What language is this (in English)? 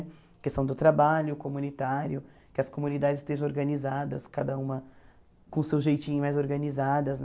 Portuguese